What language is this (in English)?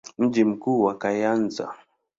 Swahili